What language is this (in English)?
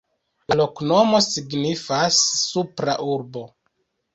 Esperanto